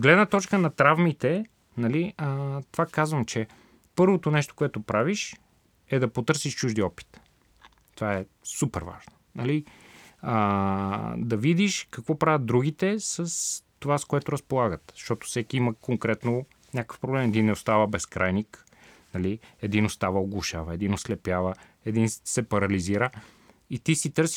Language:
Bulgarian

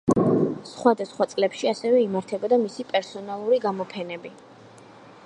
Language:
Georgian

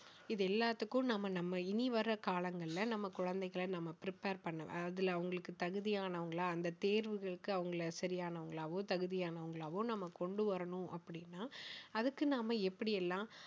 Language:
Tamil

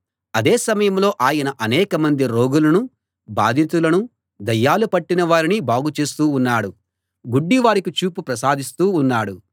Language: Telugu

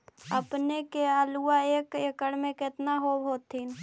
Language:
Magahi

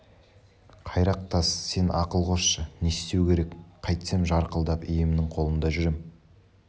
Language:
Kazakh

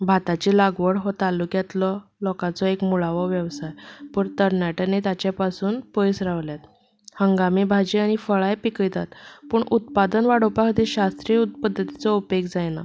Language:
Konkani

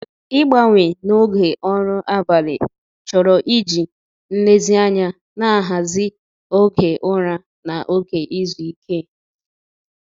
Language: Igbo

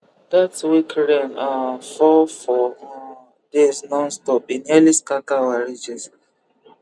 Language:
Nigerian Pidgin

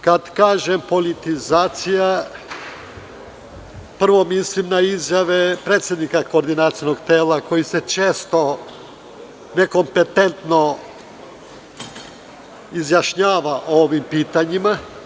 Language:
Serbian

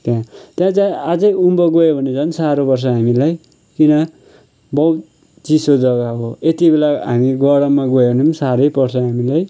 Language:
Nepali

